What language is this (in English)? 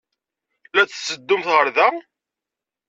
Kabyle